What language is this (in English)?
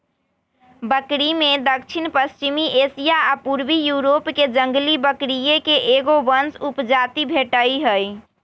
Magahi